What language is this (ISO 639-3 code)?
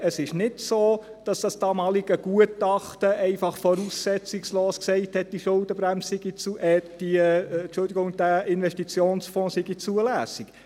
gsw